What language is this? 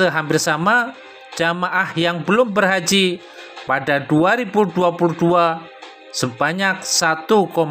Indonesian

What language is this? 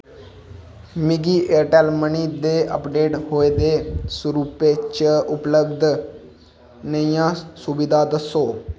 Dogri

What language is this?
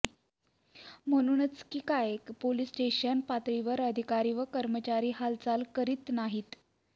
Marathi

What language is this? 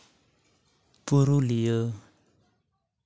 Santali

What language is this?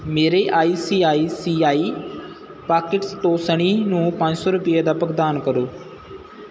Punjabi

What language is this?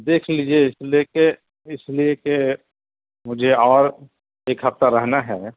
Urdu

